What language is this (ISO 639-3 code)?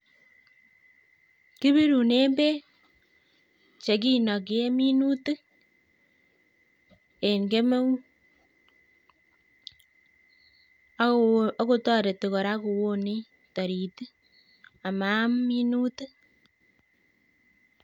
kln